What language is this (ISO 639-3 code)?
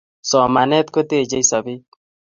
kln